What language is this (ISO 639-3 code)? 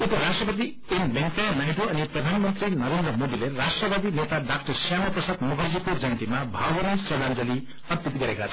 nep